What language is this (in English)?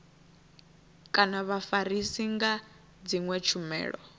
Venda